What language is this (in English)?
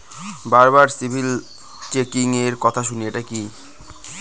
Bangla